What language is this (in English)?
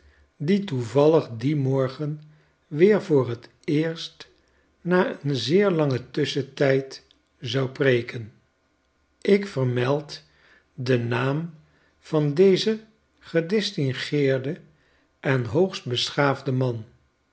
Dutch